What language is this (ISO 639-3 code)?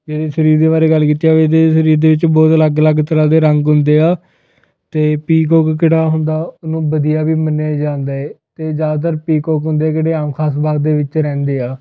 pan